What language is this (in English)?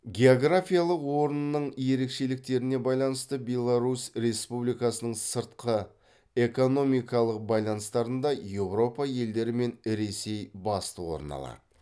Kazakh